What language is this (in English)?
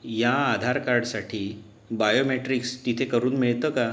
Marathi